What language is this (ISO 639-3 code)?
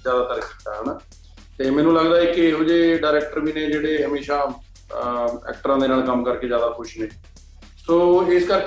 pan